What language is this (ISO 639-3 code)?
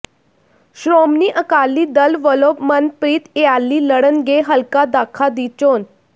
pan